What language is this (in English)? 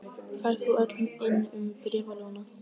Icelandic